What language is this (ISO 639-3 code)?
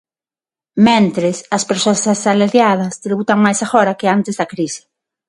glg